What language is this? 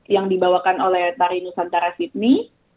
Indonesian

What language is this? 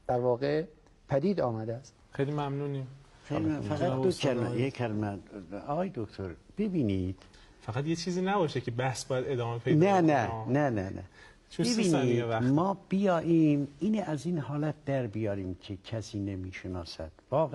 Persian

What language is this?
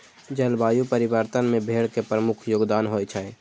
Maithili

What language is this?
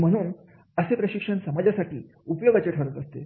Marathi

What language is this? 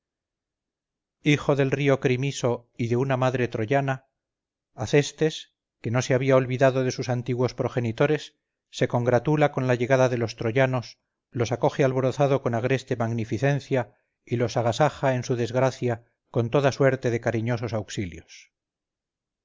Spanish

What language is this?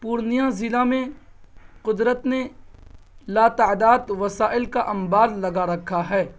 Urdu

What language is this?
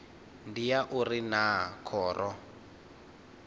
Venda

